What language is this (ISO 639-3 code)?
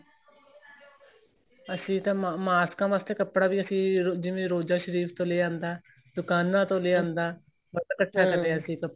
pan